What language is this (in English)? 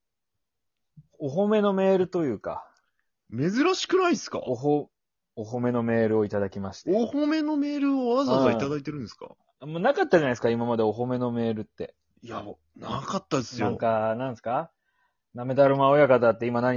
Japanese